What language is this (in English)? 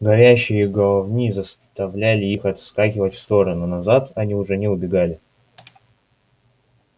Russian